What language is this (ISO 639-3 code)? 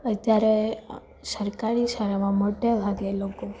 guj